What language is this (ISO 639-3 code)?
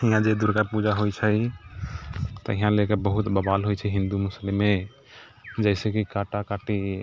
mai